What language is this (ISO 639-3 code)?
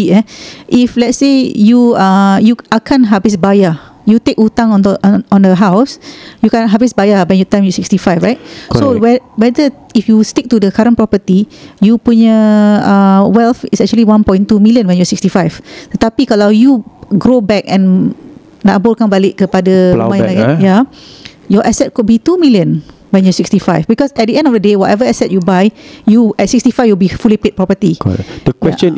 msa